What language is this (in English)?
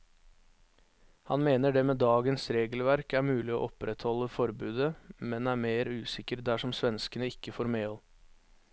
Norwegian